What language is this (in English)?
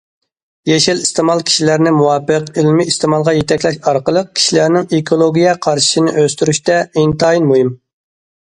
Uyghur